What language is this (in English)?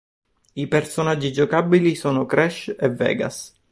Italian